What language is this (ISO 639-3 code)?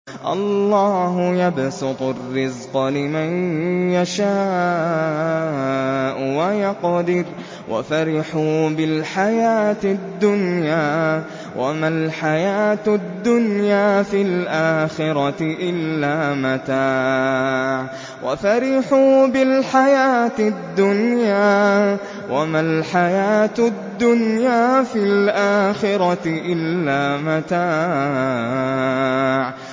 ara